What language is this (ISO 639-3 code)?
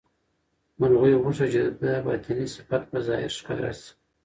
pus